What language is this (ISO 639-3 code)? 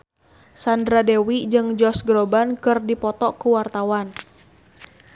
sun